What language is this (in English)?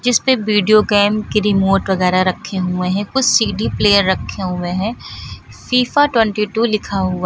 Hindi